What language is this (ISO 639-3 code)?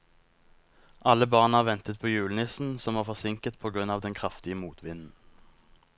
nor